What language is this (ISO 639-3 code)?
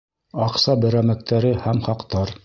bak